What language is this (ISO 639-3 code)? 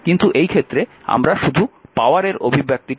ben